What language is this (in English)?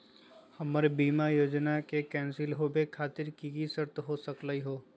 Magahi